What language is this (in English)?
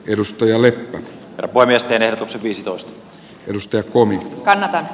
Finnish